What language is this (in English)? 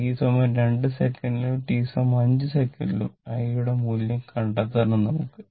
Malayalam